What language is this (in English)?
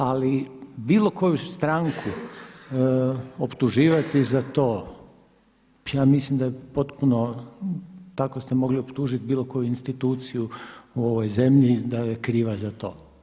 Croatian